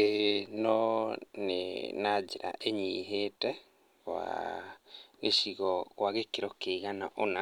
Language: Kikuyu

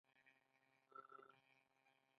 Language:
Pashto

